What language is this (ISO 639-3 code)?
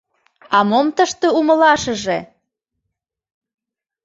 chm